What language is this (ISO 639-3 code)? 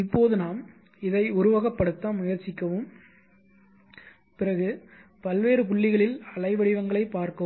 tam